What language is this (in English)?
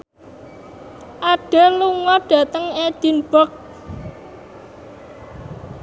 Javanese